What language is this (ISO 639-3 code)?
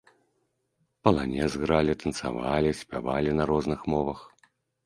bel